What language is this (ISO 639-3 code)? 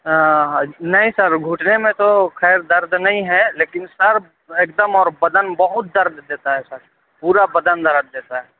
urd